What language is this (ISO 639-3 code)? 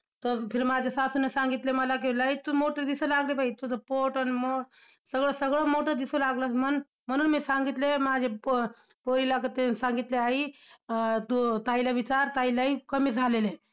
mar